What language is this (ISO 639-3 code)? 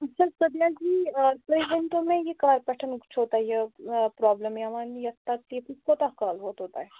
kas